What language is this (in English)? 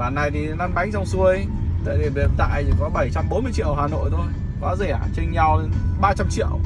Vietnamese